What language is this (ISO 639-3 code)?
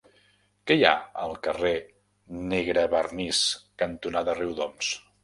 cat